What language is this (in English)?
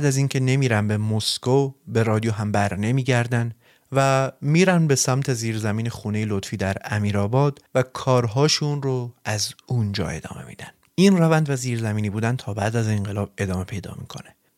Persian